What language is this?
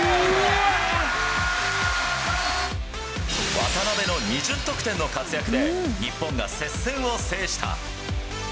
Japanese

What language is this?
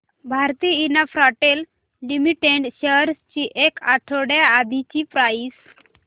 Marathi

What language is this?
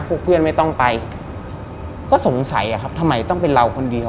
Thai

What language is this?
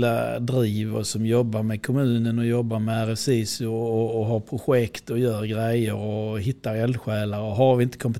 Swedish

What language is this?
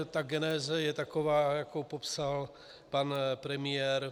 Czech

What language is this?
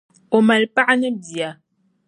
Dagbani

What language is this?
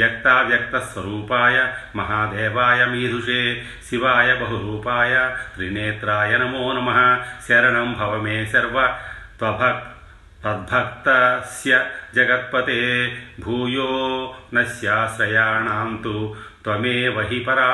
Telugu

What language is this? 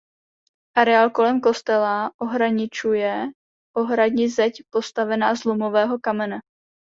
Czech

